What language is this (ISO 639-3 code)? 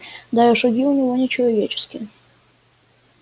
rus